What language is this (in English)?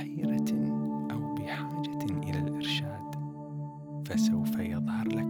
Arabic